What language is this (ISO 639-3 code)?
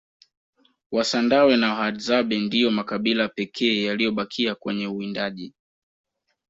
swa